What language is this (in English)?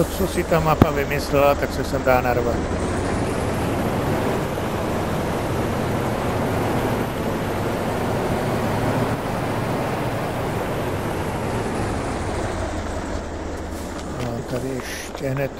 Czech